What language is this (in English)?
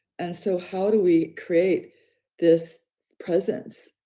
English